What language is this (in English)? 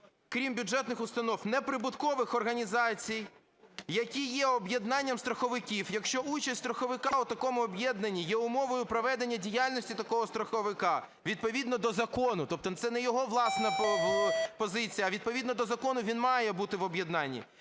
Ukrainian